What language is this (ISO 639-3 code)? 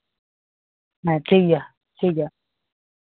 sat